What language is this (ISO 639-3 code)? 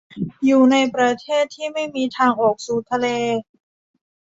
tha